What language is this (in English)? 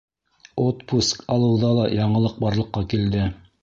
Bashkir